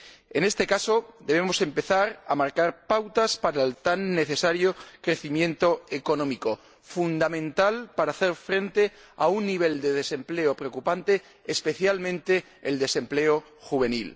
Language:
Spanish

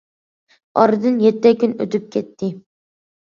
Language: Uyghur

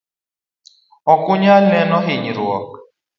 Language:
Luo (Kenya and Tanzania)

